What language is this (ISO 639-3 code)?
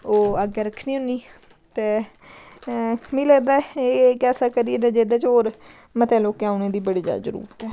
doi